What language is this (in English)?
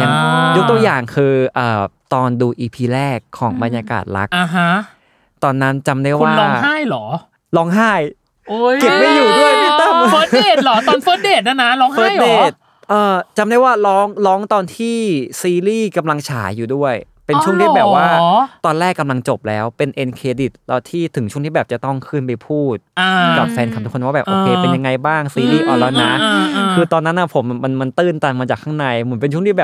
Thai